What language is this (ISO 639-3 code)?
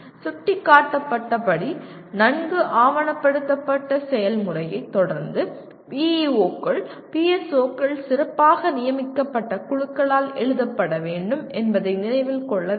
tam